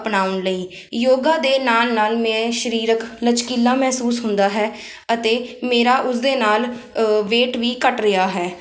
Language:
Punjabi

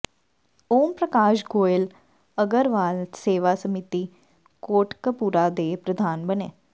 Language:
Punjabi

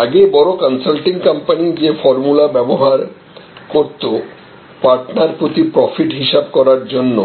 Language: Bangla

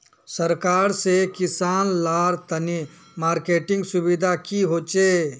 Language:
Magahi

